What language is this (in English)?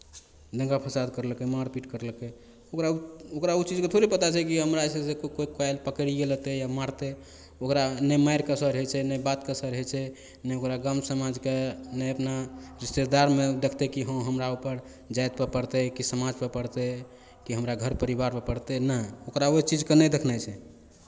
Maithili